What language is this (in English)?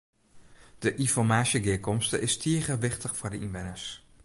Western Frisian